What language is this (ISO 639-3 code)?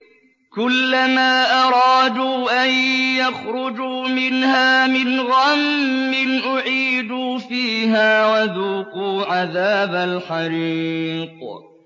ara